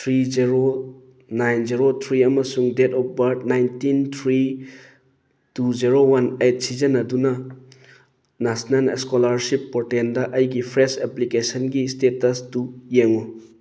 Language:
Manipuri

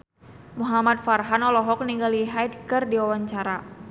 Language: Sundanese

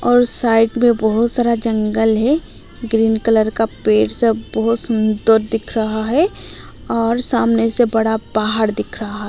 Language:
Hindi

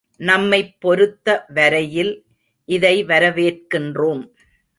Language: Tamil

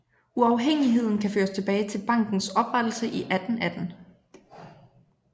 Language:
Danish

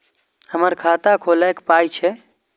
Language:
Maithili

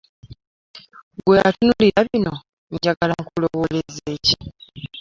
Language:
Ganda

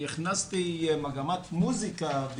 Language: Hebrew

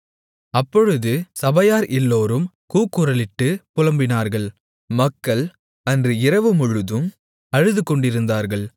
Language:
Tamil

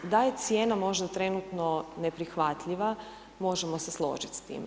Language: Croatian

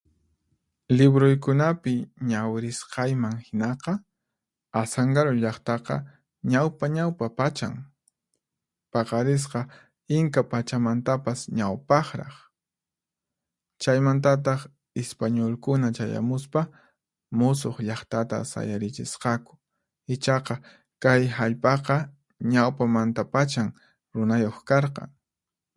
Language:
Puno Quechua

